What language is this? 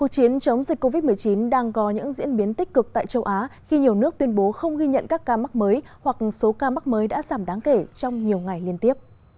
Vietnamese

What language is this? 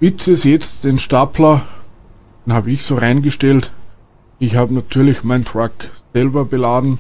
German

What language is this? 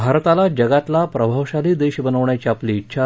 Marathi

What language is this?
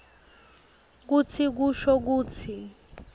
Swati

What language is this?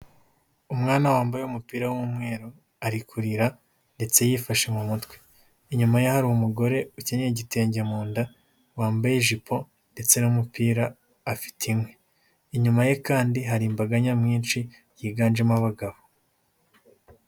Kinyarwanda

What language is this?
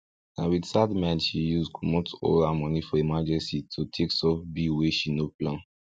Nigerian Pidgin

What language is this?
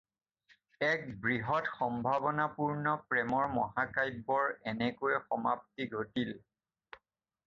Assamese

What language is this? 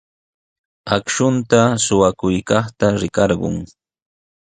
Sihuas Ancash Quechua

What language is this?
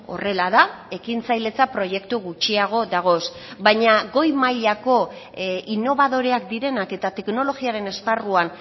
Basque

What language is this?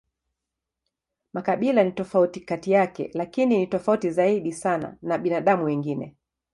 Swahili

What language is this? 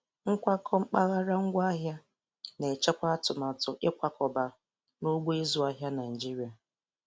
Igbo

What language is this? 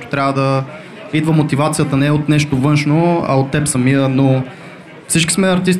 Bulgarian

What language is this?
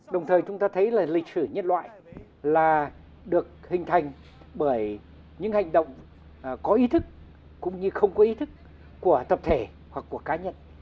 Vietnamese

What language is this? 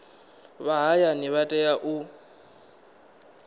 Venda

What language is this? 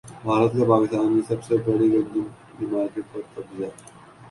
Urdu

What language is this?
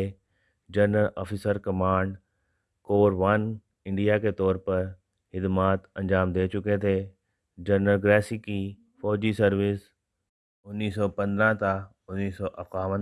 Indonesian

